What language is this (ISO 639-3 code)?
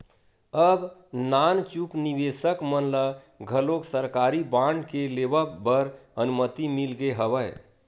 hne